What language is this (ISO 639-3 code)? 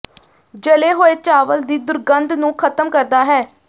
pan